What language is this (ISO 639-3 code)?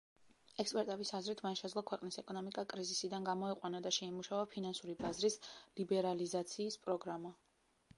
kat